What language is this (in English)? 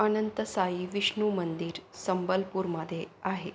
Marathi